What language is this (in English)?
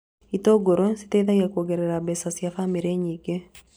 Kikuyu